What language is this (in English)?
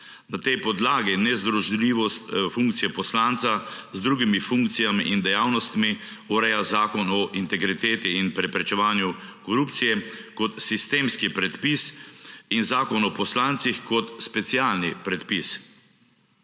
Slovenian